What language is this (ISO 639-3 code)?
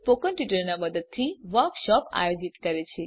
guj